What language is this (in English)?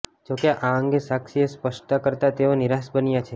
Gujarati